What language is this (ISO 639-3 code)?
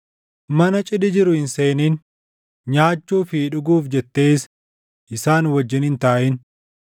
orm